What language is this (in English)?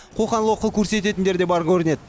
Kazakh